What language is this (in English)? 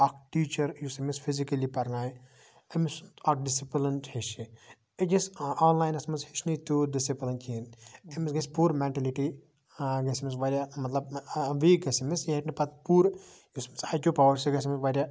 Kashmiri